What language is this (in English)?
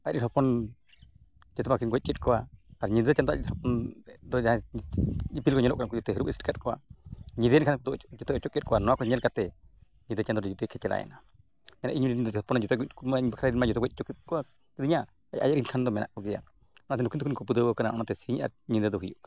Santali